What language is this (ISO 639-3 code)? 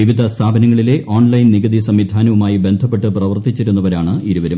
mal